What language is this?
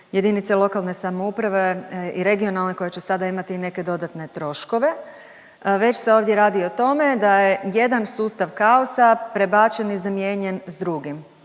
Croatian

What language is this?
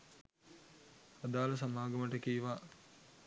Sinhala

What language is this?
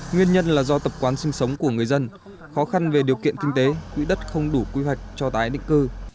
Vietnamese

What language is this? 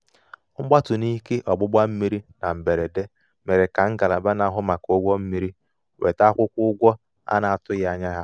Igbo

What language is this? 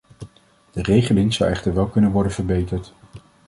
Dutch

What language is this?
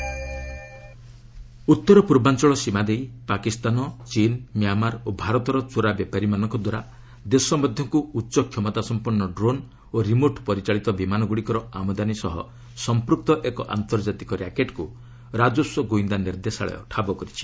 Odia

